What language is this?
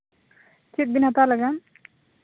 Santali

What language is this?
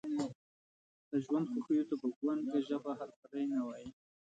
Pashto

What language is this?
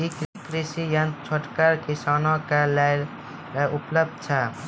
Maithili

